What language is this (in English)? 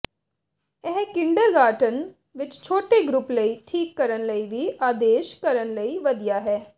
Punjabi